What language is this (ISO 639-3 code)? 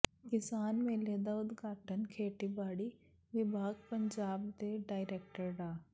pan